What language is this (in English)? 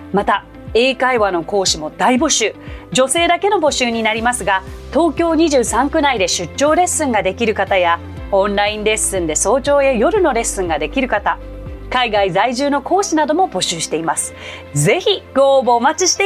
Japanese